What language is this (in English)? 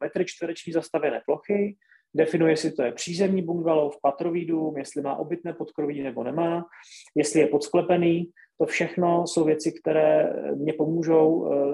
Czech